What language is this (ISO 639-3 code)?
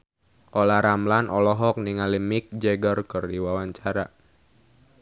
sun